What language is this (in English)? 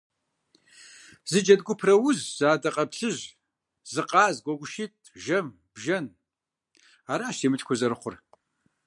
Kabardian